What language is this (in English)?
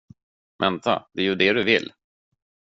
Swedish